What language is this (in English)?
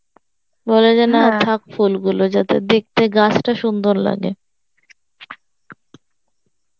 Bangla